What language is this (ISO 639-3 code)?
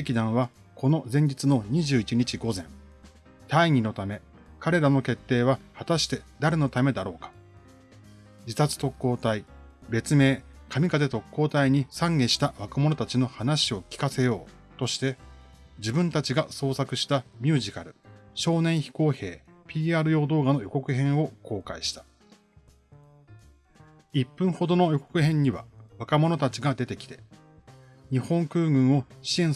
jpn